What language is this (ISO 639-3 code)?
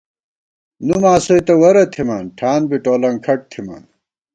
gwt